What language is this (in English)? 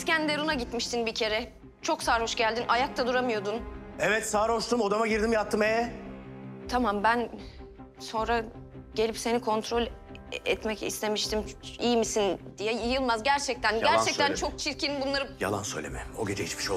Turkish